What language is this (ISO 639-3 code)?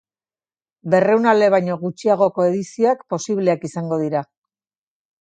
eus